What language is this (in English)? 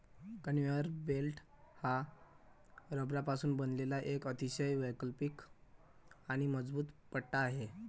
Marathi